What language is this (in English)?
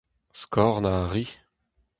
Breton